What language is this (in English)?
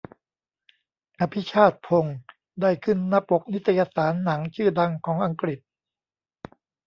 Thai